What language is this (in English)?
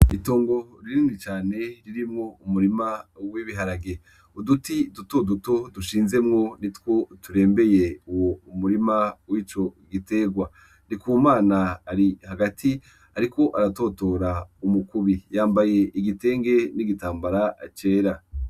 Rundi